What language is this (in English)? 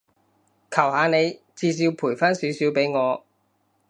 Cantonese